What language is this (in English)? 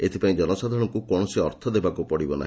Odia